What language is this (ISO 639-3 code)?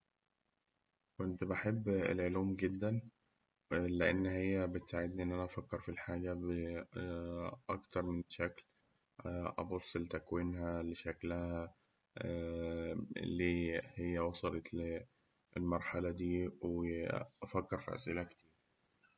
arz